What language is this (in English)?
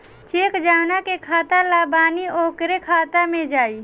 Bhojpuri